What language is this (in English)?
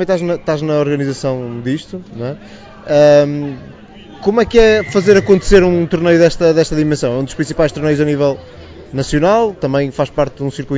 Portuguese